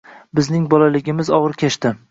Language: Uzbek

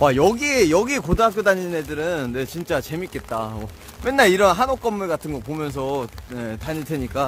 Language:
Korean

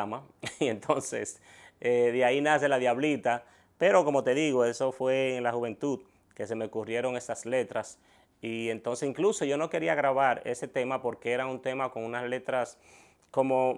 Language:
Spanish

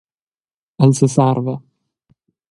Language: Romansh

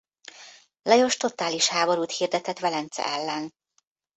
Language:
Hungarian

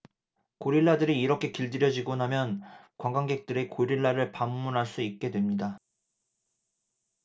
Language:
Korean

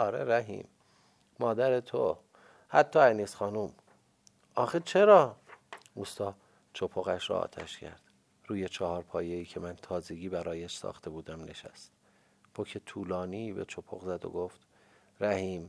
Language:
Persian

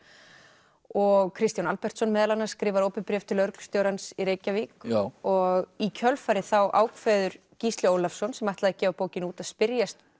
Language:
Icelandic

